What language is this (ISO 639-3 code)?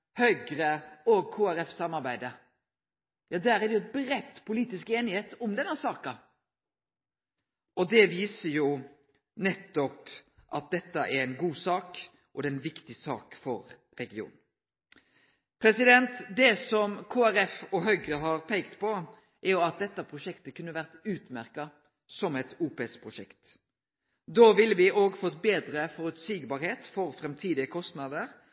nno